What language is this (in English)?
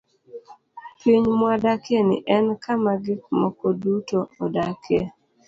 Luo (Kenya and Tanzania)